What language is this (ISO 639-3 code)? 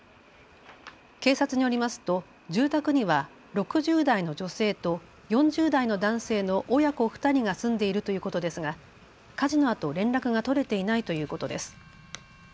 jpn